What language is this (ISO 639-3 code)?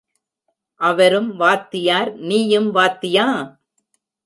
tam